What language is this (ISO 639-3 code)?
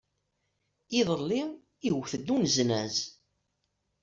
kab